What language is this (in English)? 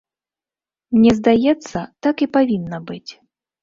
Belarusian